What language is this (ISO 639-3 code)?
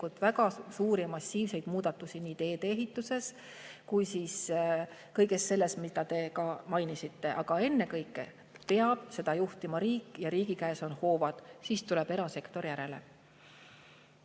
est